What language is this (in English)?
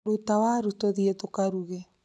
Kikuyu